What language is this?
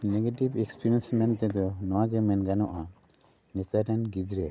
Santali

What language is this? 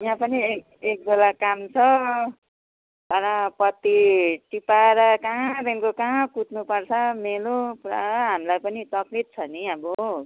Nepali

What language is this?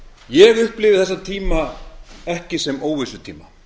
Icelandic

